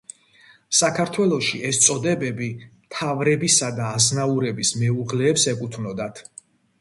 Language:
Georgian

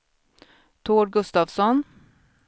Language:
Swedish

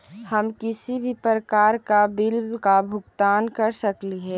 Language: Magahi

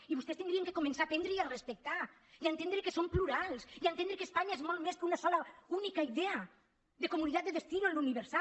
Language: Catalan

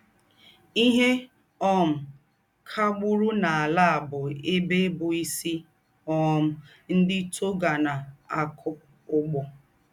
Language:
Igbo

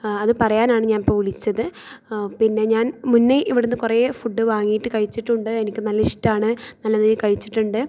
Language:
Malayalam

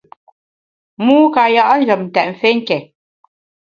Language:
Bamun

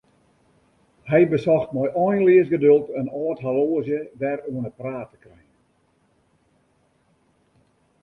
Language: Western Frisian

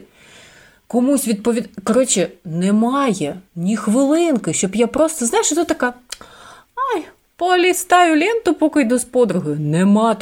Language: Ukrainian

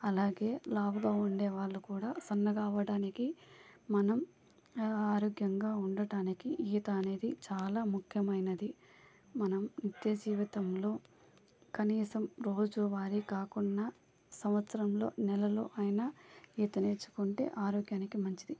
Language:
Telugu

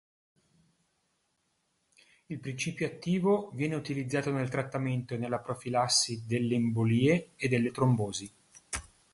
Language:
Italian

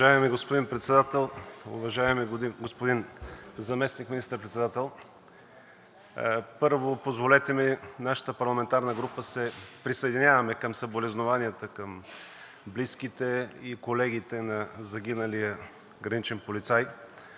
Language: Bulgarian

